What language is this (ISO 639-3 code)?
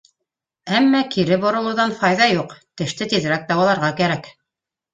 bak